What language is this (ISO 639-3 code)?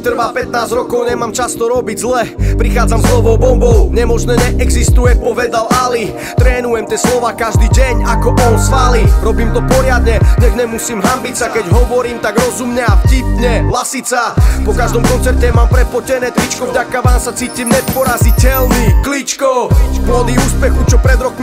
slk